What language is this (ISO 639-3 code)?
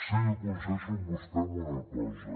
cat